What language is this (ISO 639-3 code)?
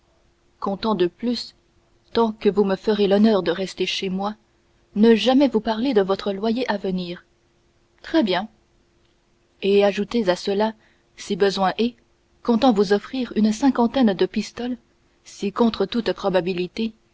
fra